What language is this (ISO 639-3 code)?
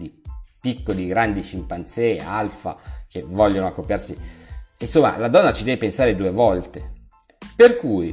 ita